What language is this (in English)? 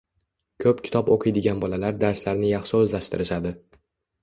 Uzbek